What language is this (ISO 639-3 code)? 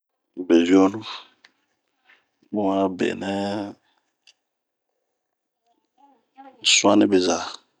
bmq